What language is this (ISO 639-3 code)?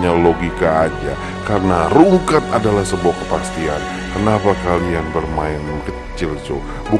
ind